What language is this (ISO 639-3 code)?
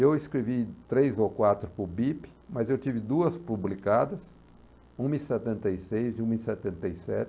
por